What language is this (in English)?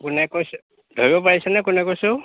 Assamese